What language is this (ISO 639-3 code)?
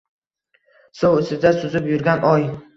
uzb